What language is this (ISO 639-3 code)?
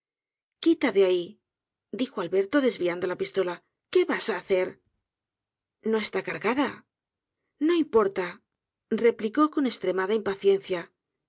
spa